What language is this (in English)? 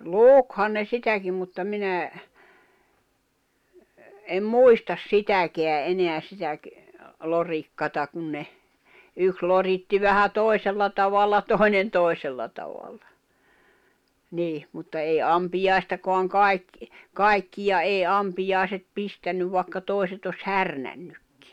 Finnish